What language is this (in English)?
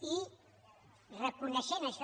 Catalan